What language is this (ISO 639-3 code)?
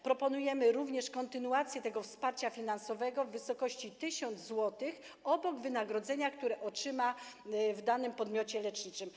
pol